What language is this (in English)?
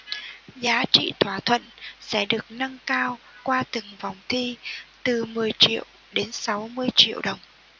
Vietnamese